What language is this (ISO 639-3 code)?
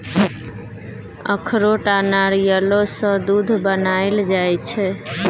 mai